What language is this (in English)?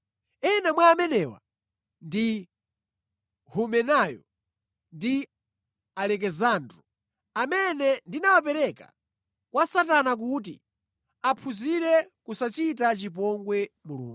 Nyanja